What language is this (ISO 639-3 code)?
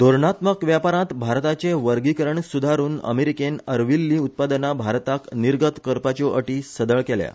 kok